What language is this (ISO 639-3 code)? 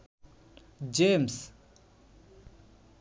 ben